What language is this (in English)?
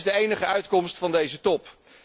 Dutch